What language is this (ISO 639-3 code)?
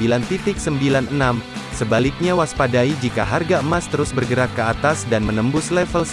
ind